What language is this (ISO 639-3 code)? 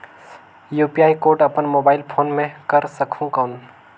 hne